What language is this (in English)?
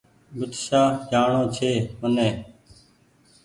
Goaria